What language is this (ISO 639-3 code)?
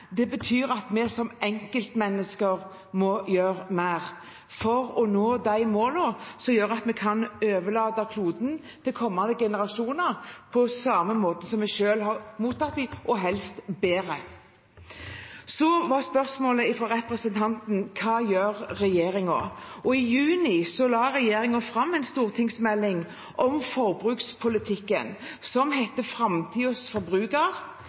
nob